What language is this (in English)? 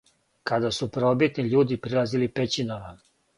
Serbian